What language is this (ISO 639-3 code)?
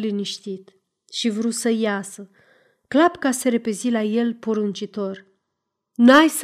ron